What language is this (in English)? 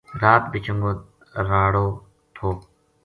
Gujari